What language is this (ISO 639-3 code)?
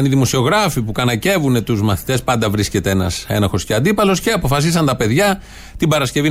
ell